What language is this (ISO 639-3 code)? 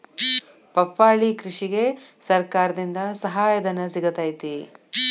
kan